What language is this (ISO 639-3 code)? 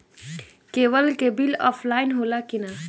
bho